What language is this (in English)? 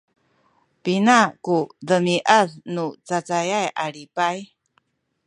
Sakizaya